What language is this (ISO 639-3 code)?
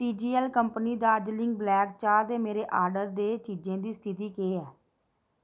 doi